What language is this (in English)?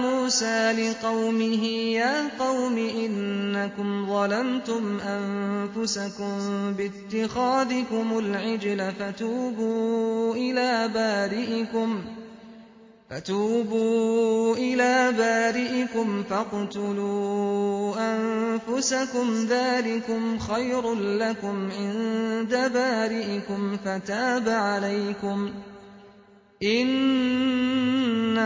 Arabic